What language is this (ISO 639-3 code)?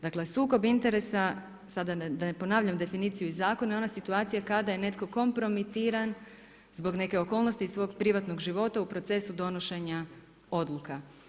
hrv